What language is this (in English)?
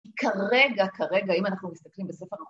Hebrew